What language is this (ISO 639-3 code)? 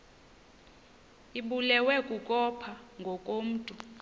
xho